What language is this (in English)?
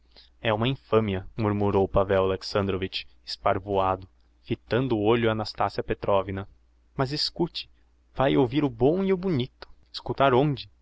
Portuguese